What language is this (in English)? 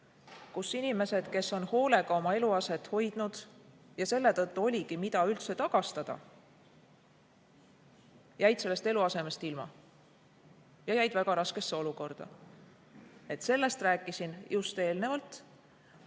Estonian